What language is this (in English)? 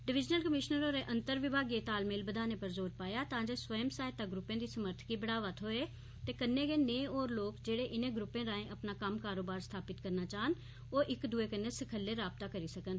Dogri